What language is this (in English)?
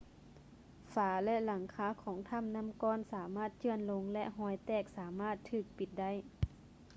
Lao